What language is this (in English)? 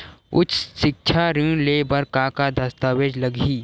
Chhattisgarhi